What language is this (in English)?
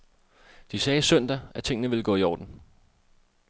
Danish